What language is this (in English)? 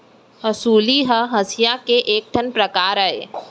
Chhattisgarhi